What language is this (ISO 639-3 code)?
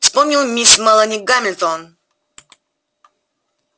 rus